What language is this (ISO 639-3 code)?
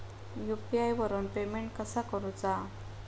mar